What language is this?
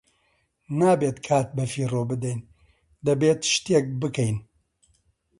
Central Kurdish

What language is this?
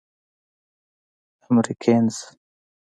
Pashto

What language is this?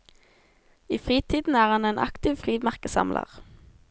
Norwegian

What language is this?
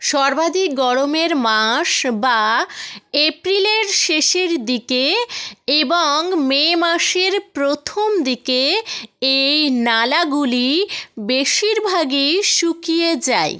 Bangla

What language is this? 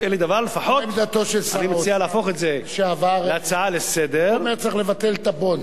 Hebrew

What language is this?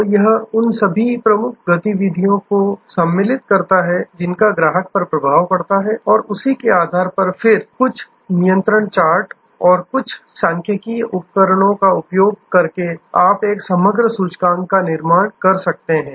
Hindi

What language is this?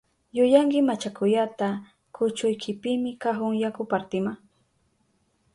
Southern Pastaza Quechua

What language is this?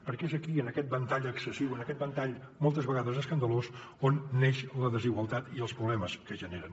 Catalan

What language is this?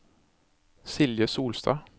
Norwegian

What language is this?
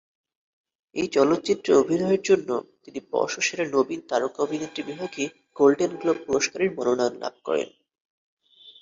Bangla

